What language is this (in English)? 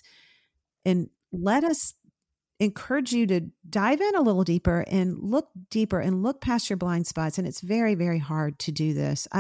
English